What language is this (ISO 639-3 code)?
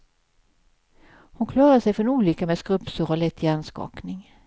swe